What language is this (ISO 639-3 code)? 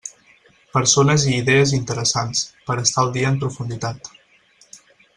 cat